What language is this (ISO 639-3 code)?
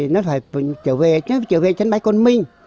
vie